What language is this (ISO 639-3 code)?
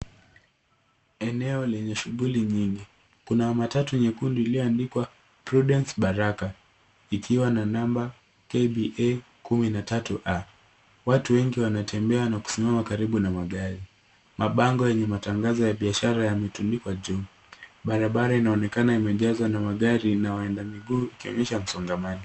swa